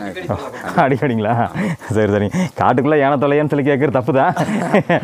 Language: Tamil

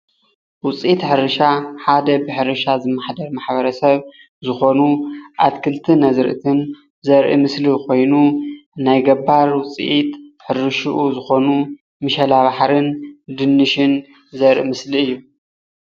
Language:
Tigrinya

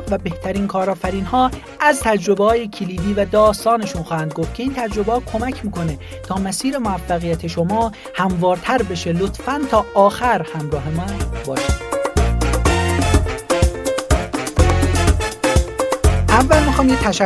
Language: Persian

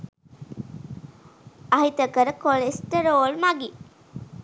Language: Sinhala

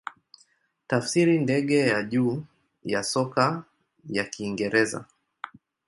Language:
Swahili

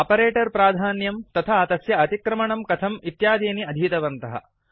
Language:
Sanskrit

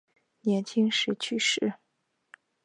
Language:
Chinese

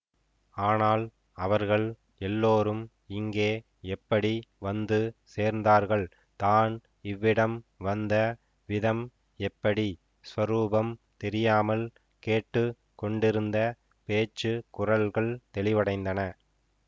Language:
Tamil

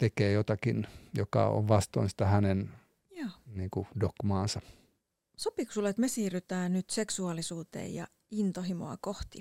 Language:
Finnish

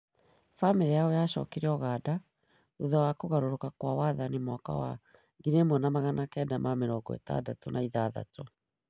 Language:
Kikuyu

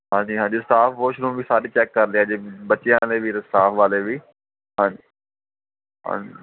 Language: Punjabi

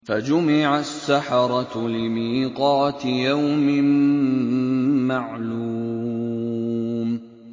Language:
Arabic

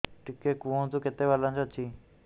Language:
Odia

